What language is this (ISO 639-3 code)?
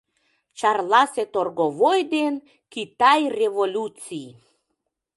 chm